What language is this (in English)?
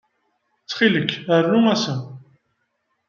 Kabyle